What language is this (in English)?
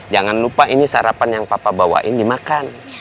Indonesian